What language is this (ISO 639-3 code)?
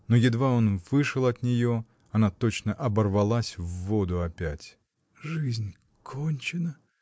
rus